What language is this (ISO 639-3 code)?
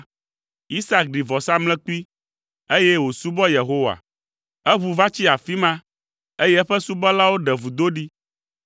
ewe